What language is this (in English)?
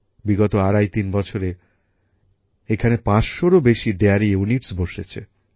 Bangla